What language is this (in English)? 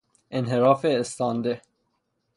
Persian